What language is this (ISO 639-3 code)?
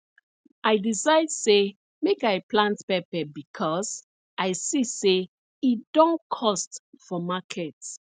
pcm